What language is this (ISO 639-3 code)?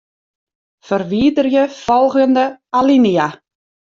fry